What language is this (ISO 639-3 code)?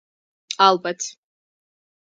kat